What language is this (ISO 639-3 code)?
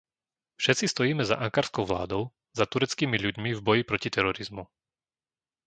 slk